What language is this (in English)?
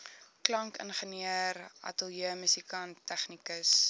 Afrikaans